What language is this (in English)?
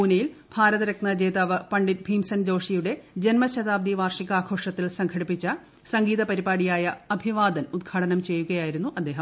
Malayalam